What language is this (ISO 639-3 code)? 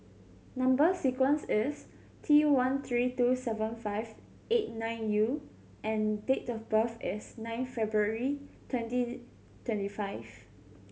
eng